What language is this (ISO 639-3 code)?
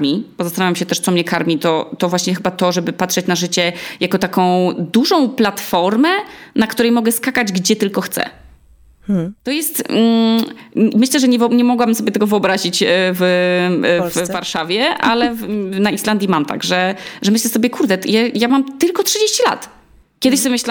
pol